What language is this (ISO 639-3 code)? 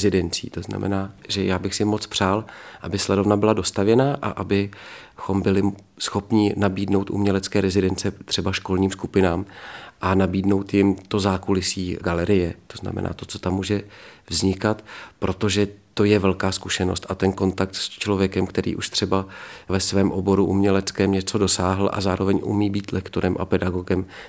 ces